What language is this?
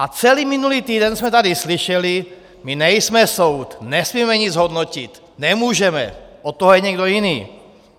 Czech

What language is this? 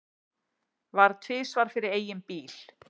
Icelandic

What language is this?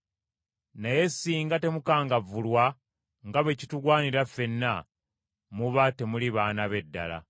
Ganda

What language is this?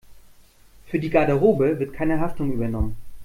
German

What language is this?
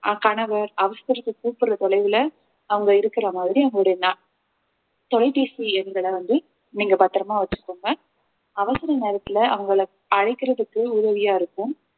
Tamil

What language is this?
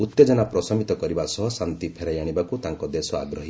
Odia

